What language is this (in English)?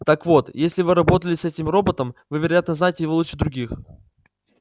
Russian